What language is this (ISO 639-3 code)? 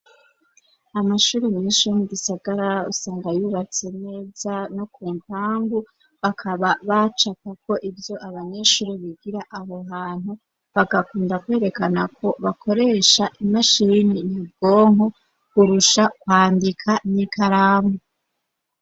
run